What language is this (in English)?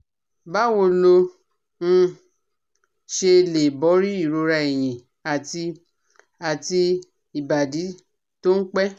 Yoruba